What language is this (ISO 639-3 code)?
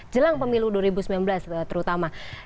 ind